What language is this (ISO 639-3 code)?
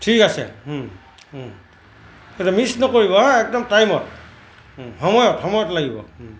asm